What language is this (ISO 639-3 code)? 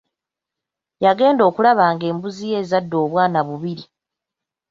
lug